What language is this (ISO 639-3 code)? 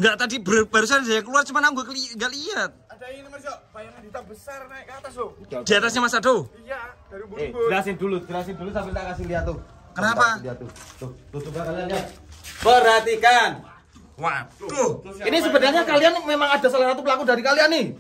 ind